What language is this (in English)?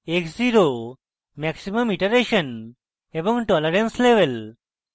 Bangla